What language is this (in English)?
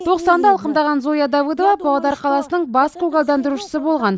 Kazakh